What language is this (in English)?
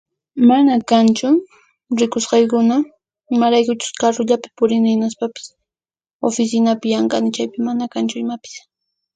Puno Quechua